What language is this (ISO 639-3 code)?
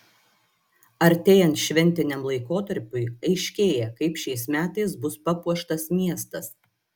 lit